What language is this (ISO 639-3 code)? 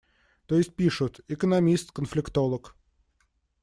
rus